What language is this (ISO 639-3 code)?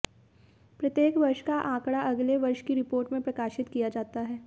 hin